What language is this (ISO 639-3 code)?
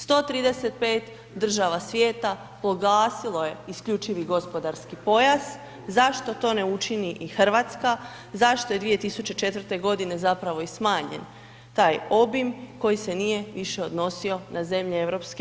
hrv